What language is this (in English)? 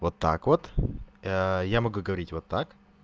Russian